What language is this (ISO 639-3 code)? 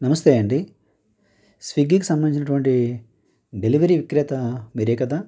tel